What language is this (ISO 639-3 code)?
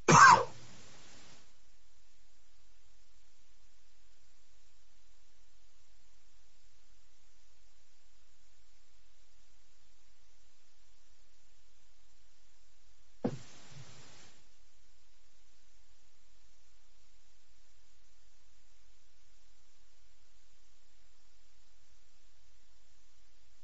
eng